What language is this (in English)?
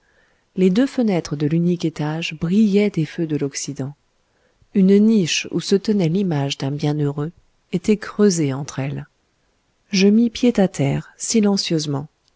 French